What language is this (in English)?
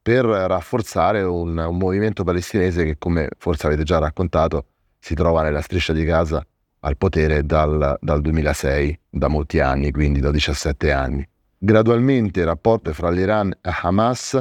Italian